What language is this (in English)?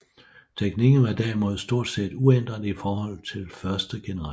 Danish